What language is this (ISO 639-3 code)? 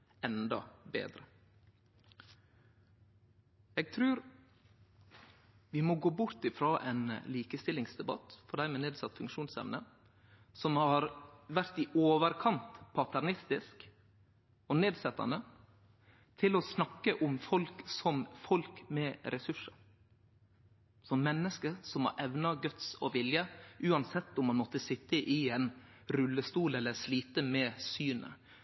nno